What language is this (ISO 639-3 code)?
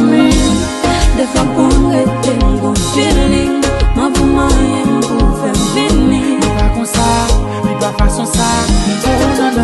vie